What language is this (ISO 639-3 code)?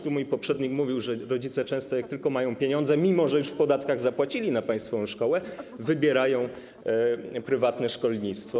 pol